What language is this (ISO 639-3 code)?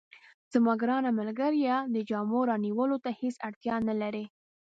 pus